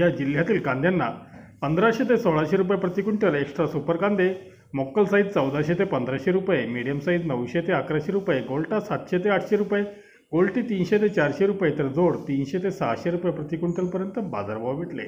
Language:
Hindi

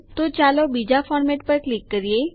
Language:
Gujarati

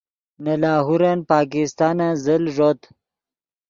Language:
Yidgha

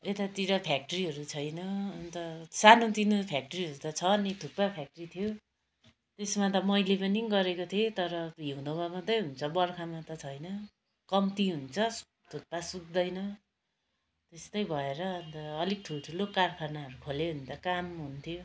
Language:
Nepali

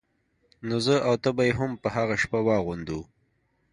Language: Pashto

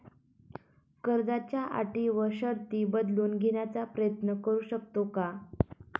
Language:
Marathi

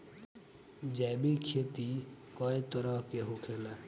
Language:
Bhojpuri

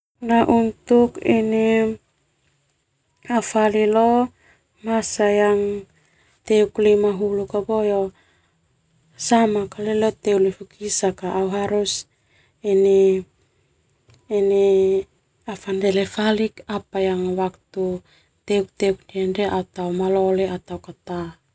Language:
Termanu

